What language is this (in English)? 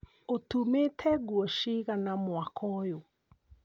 Kikuyu